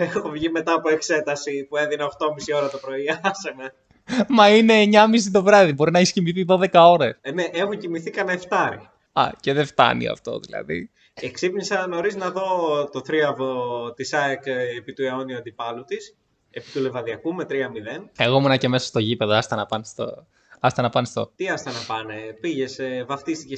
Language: Greek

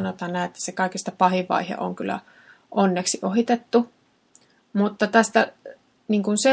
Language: Finnish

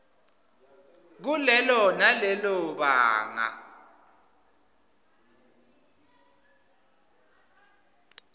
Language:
Swati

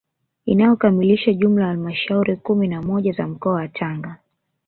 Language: Swahili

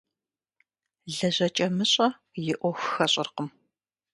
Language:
Kabardian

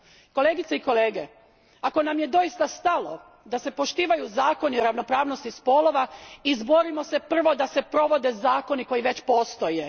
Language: Croatian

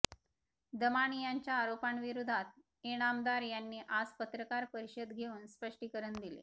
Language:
Marathi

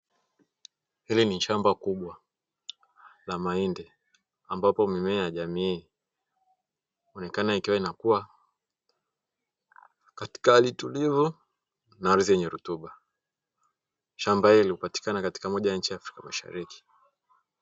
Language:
Swahili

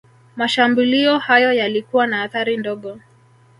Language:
Swahili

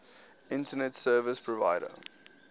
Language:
English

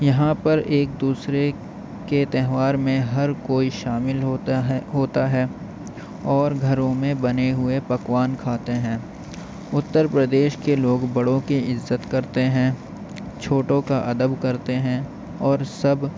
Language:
Urdu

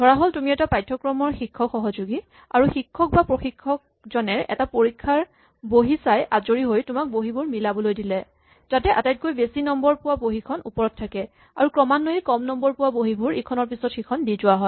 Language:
Assamese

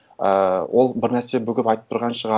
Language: Kazakh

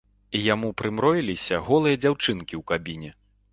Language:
Belarusian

